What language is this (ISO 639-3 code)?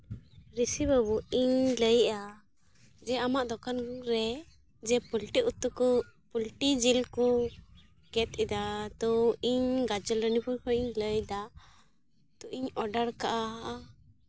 sat